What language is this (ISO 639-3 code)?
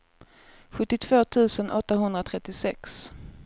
swe